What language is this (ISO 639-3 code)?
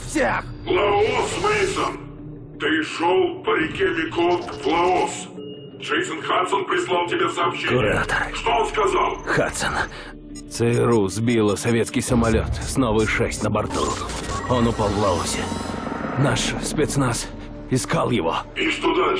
rus